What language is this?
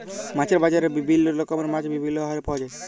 Bangla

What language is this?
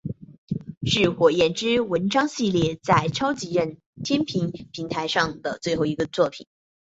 Chinese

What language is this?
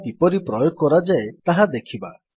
Odia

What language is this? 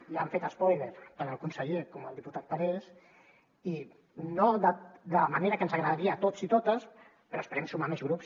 Catalan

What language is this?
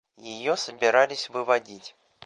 Russian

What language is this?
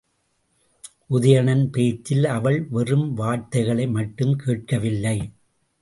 Tamil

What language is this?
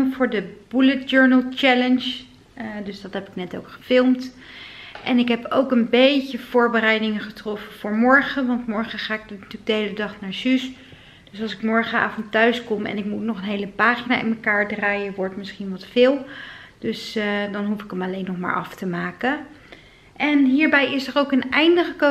Dutch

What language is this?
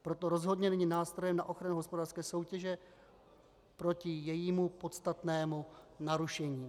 Czech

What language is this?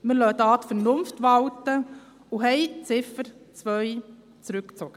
Swiss German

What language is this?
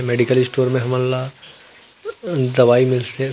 Chhattisgarhi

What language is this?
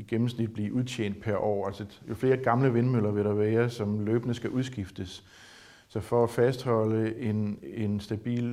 Danish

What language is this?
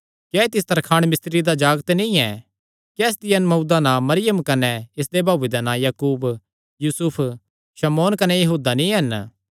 Kangri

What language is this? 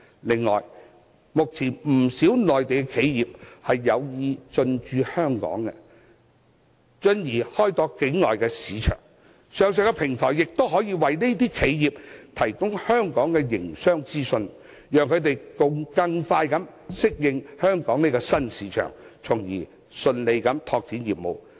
Cantonese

